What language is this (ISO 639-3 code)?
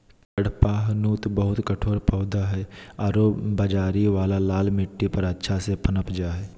mag